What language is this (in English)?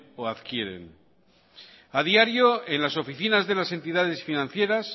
Spanish